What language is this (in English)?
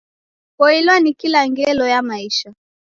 Taita